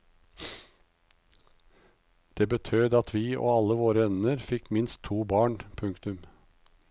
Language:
Norwegian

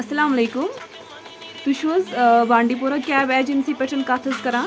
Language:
Kashmiri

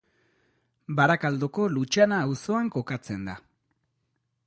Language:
Basque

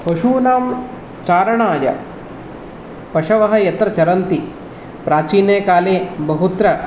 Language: Sanskrit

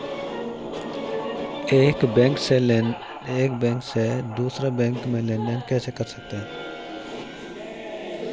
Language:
Hindi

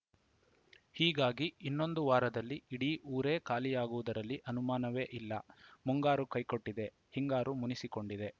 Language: Kannada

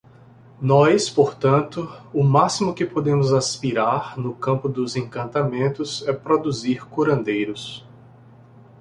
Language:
Portuguese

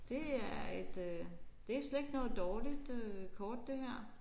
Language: Danish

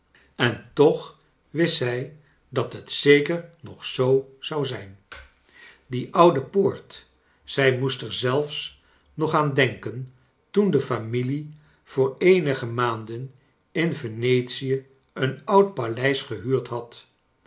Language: Dutch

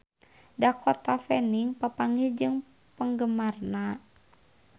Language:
Sundanese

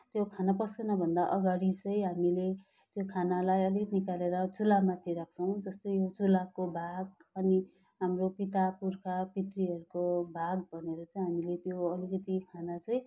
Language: Nepali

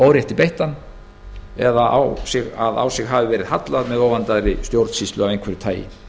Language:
Icelandic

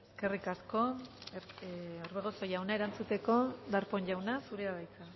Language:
Basque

